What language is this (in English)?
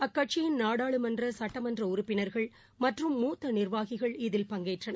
Tamil